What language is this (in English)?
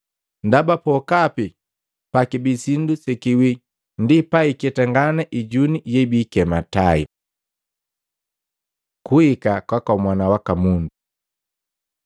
Matengo